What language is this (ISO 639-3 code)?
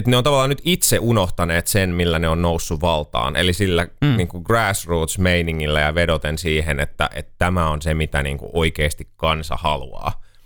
fin